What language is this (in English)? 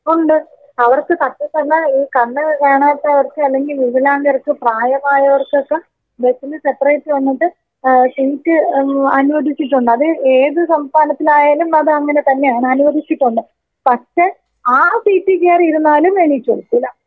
Malayalam